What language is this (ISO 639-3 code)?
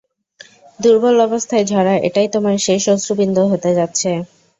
ben